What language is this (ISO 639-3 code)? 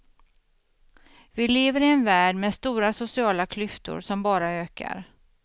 swe